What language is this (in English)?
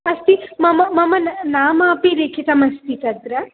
Sanskrit